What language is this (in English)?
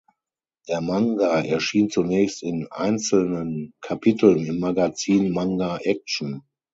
German